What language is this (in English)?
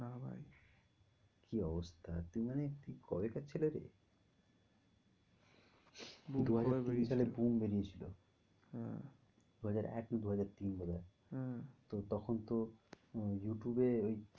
Bangla